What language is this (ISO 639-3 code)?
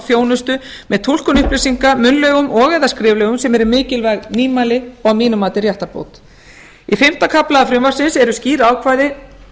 isl